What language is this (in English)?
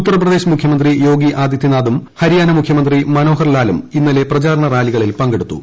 Malayalam